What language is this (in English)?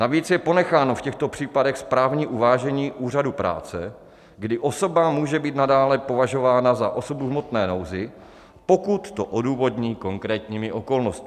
Czech